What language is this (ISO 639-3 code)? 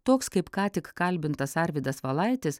lit